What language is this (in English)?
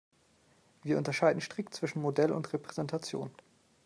German